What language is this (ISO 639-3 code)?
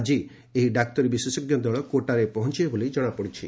ori